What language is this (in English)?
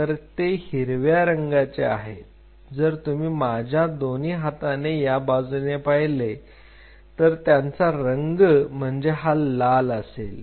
Marathi